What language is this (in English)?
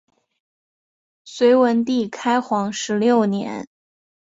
Chinese